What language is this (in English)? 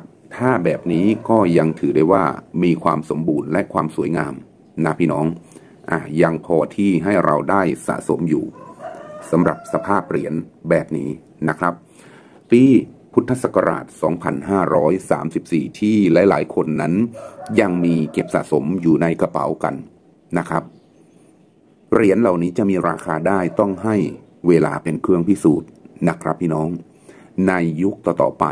Thai